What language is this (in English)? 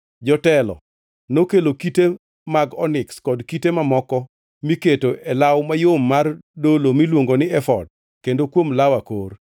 Luo (Kenya and Tanzania)